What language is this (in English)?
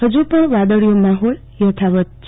Gujarati